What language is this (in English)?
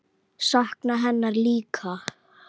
Icelandic